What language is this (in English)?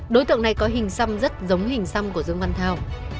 Vietnamese